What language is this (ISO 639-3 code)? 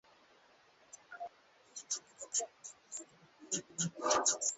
swa